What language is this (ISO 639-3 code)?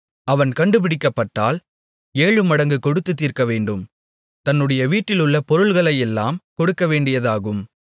tam